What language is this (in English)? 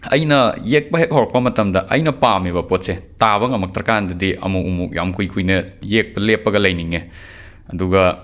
Manipuri